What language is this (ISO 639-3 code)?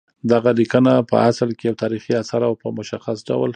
pus